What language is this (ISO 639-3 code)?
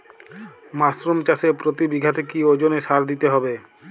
ben